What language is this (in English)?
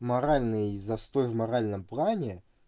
Russian